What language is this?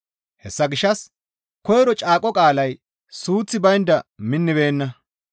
Gamo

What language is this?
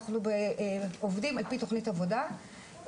Hebrew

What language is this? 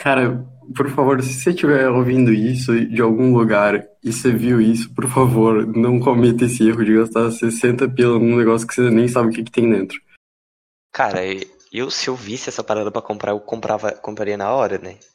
Portuguese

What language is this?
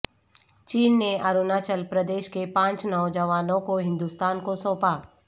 Urdu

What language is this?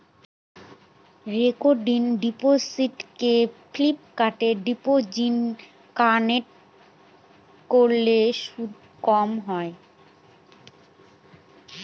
Bangla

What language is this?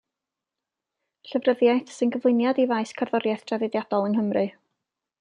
Welsh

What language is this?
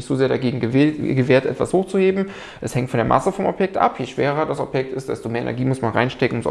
German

